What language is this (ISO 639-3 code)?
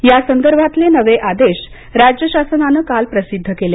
mar